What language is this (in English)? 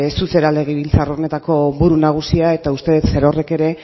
Basque